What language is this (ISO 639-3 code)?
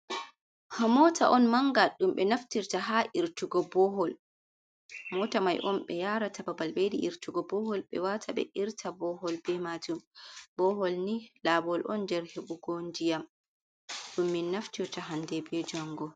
ful